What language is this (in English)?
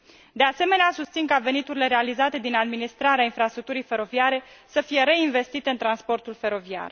Romanian